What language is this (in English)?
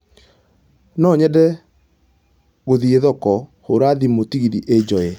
Kikuyu